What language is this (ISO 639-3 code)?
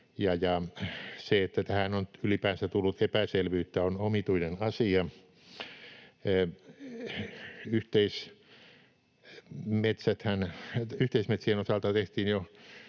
fin